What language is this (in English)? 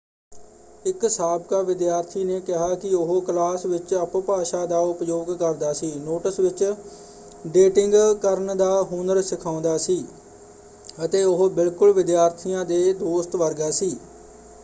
Punjabi